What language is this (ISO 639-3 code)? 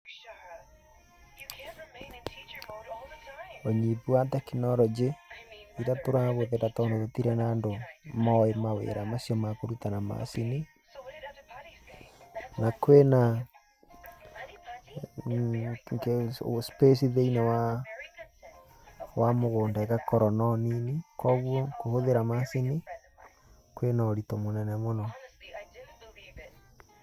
kik